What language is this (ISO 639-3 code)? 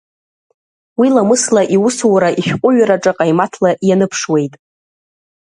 abk